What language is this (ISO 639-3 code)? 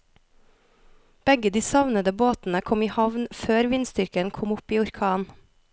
nor